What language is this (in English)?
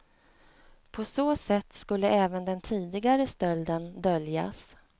Swedish